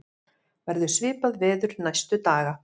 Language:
Icelandic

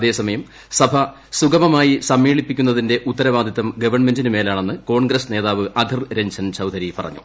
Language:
Malayalam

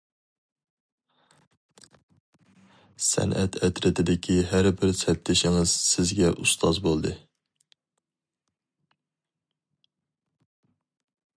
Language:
Uyghur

